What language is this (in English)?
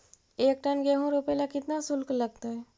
Magahi